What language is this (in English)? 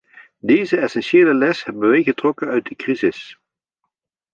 Dutch